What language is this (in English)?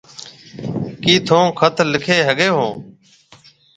Marwari (Pakistan)